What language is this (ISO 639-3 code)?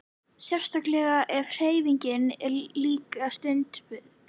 isl